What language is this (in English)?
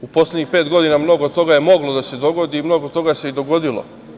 Serbian